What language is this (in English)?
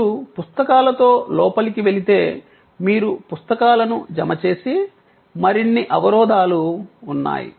Telugu